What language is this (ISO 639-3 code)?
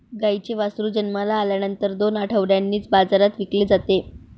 mar